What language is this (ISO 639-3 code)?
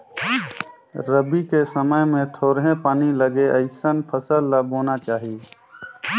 hne